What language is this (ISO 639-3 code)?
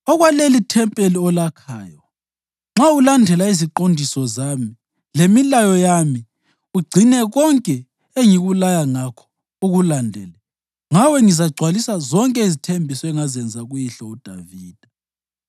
nde